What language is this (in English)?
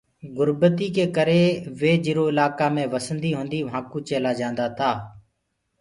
Gurgula